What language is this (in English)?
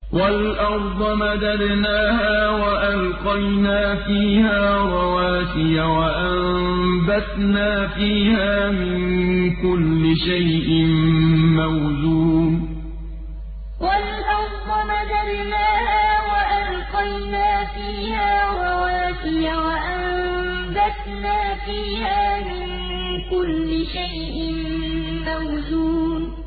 Arabic